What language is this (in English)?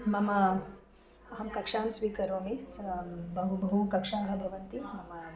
Sanskrit